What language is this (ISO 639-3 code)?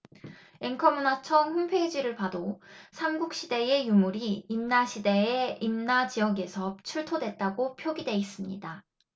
kor